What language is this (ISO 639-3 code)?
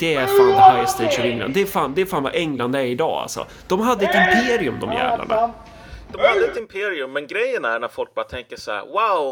swe